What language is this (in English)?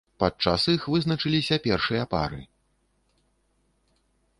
Belarusian